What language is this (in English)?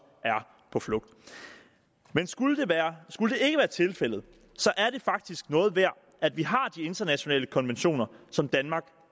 Danish